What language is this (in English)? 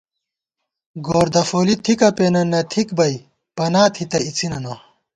Gawar-Bati